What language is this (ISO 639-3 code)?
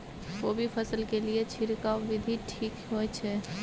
mai